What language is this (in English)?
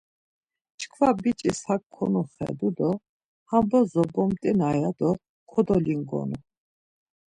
Laz